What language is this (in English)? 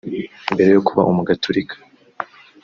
Kinyarwanda